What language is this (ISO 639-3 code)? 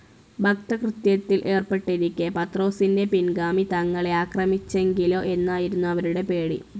mal